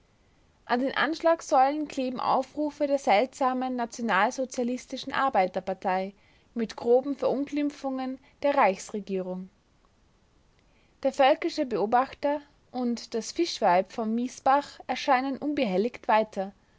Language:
German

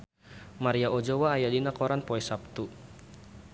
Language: Sundanese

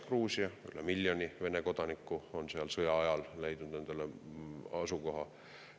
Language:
Estonian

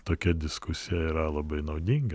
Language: Lithuanian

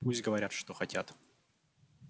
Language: Russian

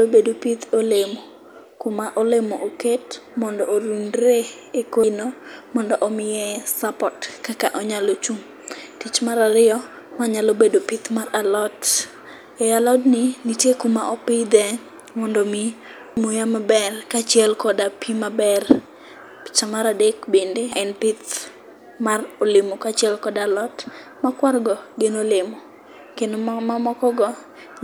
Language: Luo (Kenya and Tanzania)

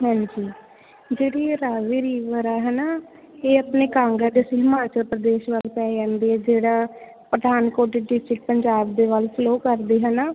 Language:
Punjabi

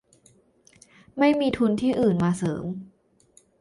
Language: Thai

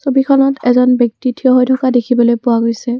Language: Assamese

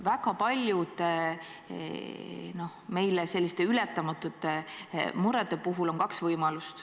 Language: Estonian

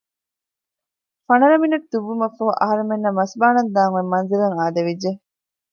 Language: Divehi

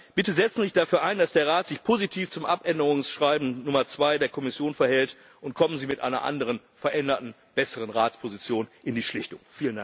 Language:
German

